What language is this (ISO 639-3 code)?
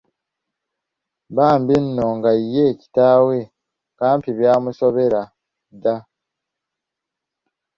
lug